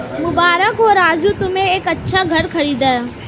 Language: Hindi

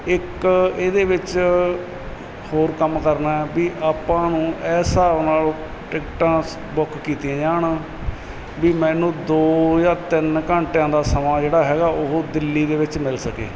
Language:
Punjabi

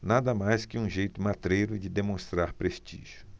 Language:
Portuguese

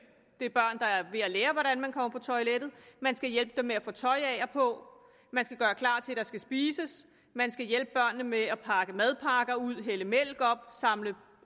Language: Danish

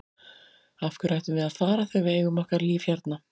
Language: Icelandic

